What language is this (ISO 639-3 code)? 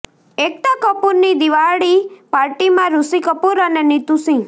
guj